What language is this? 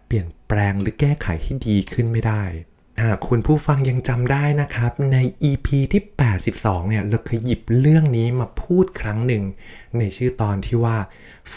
Thai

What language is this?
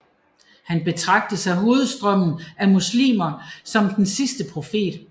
Danish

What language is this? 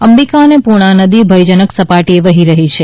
Gujarati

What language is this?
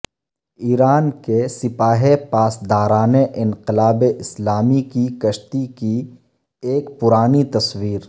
Urdu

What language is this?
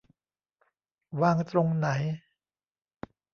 Thai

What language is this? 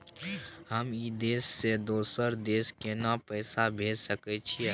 Maithili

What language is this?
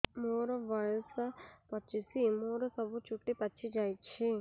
Odia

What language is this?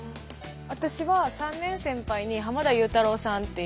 Japanese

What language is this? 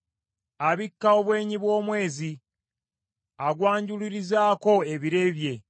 Ganda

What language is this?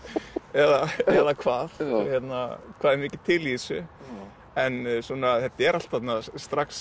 Icelandic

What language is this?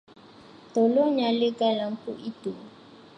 Malay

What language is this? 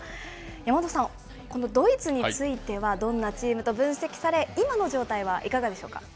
Japanese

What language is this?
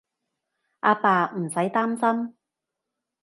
Cantonese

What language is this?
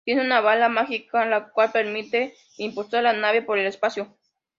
Spanish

